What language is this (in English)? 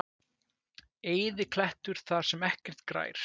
Icelandic